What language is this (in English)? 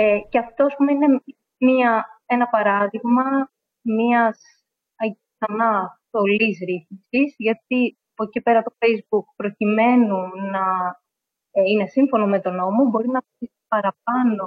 Greek